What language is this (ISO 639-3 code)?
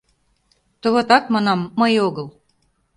chm